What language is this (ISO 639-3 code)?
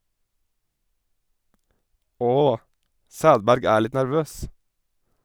nor